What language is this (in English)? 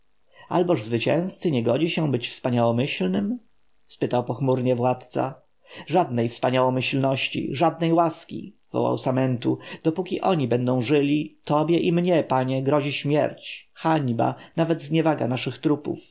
Polish